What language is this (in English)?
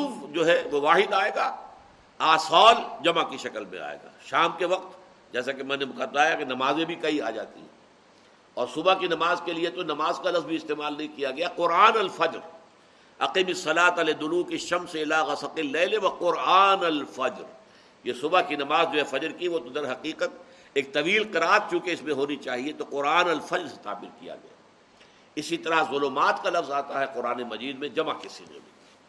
Urdu